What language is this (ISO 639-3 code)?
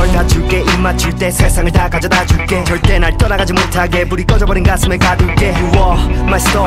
bul